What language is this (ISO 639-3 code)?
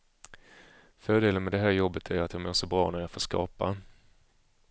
swe